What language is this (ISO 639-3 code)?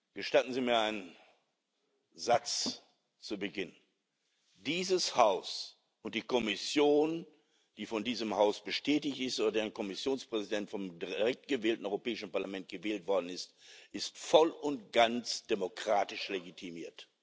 deu